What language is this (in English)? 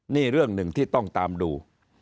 Thai